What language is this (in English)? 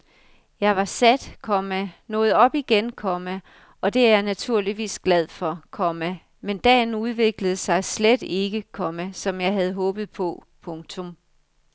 Danish